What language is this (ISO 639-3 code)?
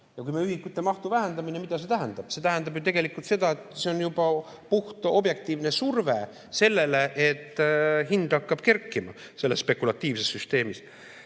est